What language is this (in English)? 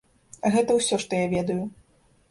Belarusian